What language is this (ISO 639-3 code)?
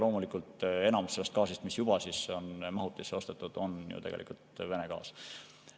est